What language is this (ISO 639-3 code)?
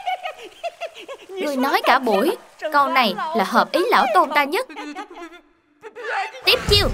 vie